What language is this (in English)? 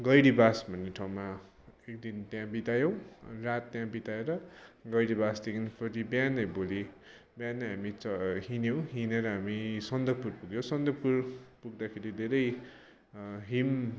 Nepali